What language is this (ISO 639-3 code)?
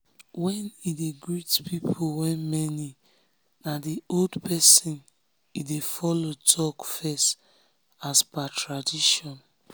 pcm